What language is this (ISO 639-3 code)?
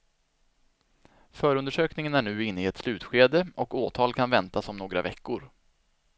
swe